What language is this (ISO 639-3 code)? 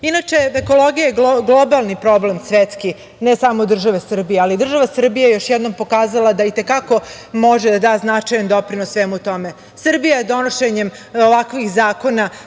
srp